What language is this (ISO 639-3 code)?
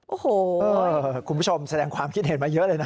tha